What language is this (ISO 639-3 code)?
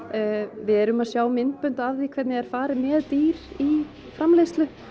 isl